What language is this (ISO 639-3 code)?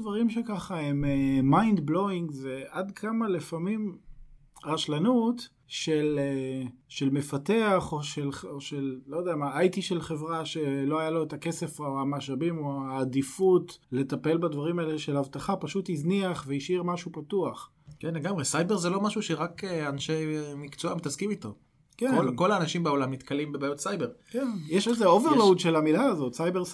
heb